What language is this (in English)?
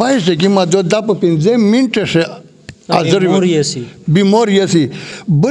Romanian